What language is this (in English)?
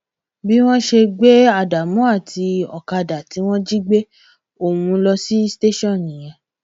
Yoruba